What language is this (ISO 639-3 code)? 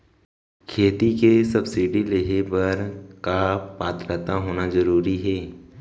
hne